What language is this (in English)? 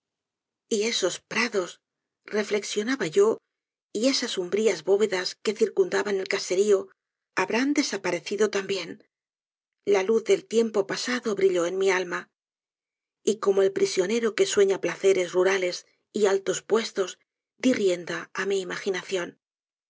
Spanish